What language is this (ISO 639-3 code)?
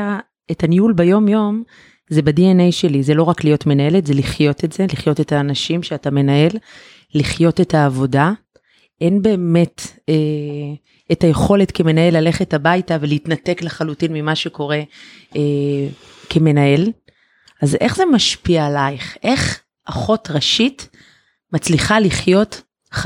heb